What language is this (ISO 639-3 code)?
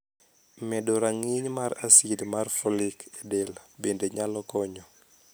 luo